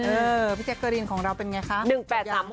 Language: Thai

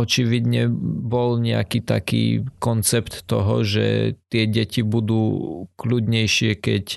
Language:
Slovak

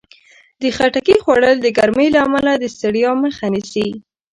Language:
Pashto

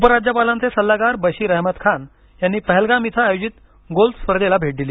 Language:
Marathi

